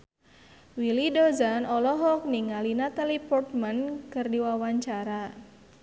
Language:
Sundanese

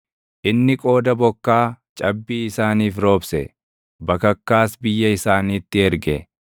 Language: Oromo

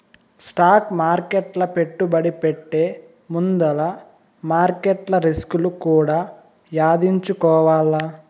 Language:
Telugu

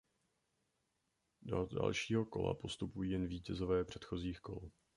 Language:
Czech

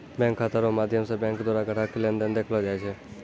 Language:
Maithili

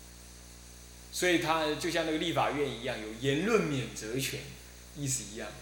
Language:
Chinese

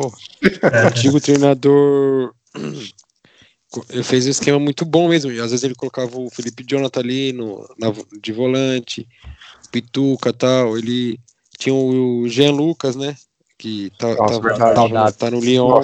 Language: Portuguese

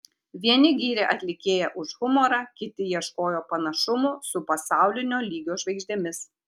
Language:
Lithuanian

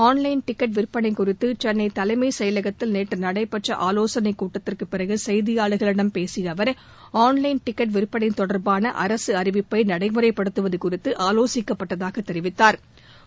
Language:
Tamil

